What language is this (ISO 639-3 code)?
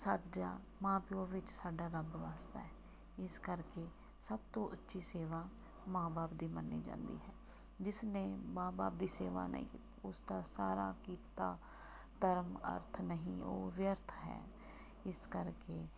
pan